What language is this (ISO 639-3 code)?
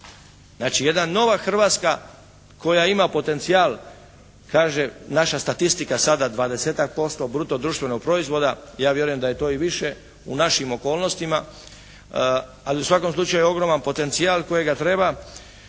hrv